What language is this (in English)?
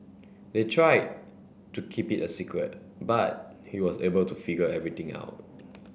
English